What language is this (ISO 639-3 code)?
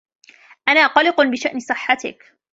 ara